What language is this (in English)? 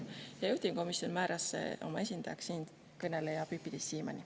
Estonian